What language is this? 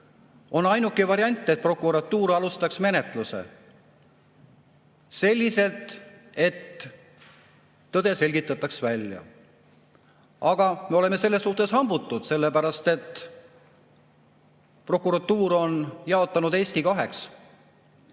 Estonian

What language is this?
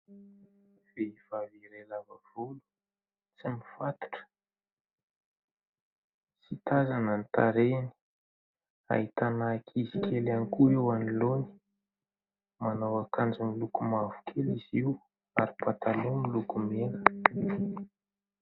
Malagasy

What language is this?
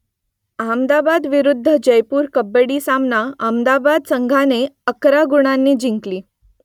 Marathi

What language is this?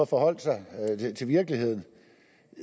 Danish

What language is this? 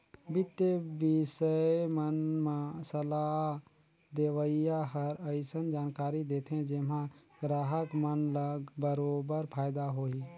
Chhattisgarhi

